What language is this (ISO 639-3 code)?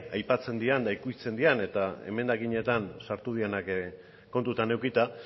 eus